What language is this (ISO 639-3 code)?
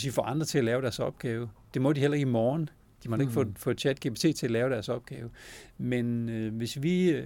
dan